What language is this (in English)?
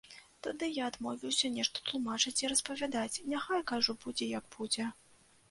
Belarusian